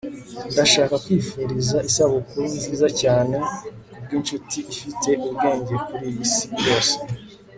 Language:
Kinyarwanda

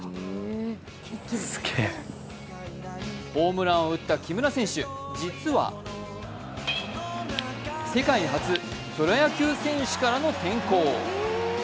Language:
Japanese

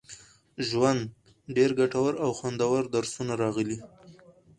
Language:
Pashto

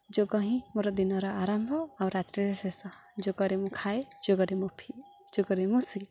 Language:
Odia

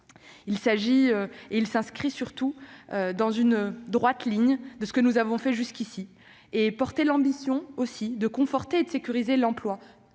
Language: French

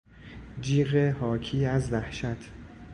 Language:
Persian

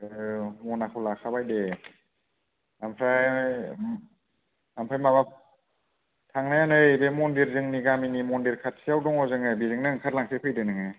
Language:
Bodo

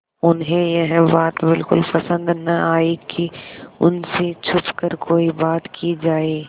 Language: Hindi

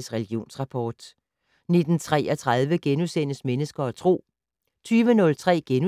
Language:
Danish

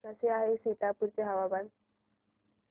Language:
Marathi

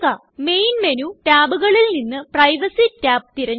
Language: Malayalam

